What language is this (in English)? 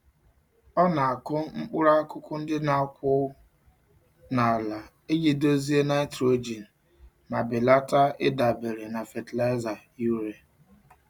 Igbo